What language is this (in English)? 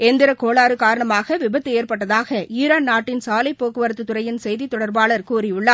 Tamil